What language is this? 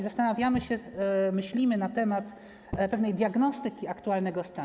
Polish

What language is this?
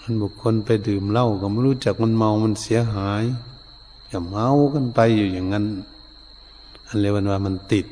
Thai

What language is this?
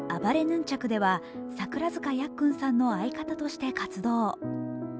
Japanese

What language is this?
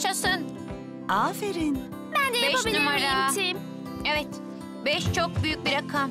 Turkish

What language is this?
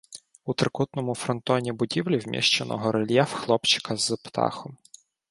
Ukrainian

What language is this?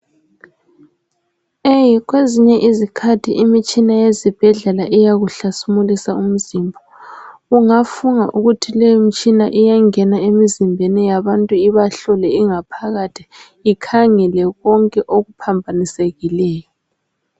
North Ndebele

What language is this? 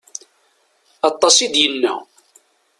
Kabyle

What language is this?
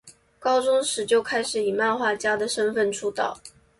Chinese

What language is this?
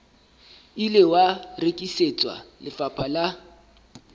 Southern Sotho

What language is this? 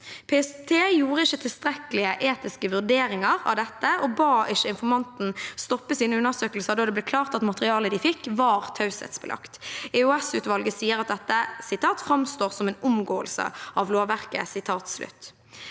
Norwegian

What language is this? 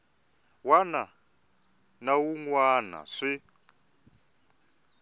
Tsonga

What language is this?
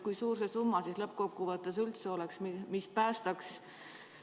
Estonian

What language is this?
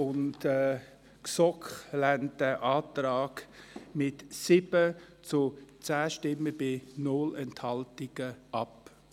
Swiss German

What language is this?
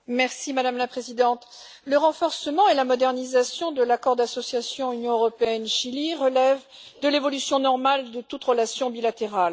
French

